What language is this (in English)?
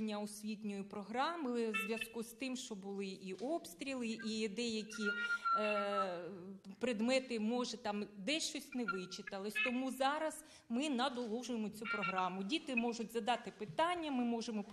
Ukrainian